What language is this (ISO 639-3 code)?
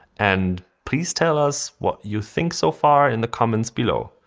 eng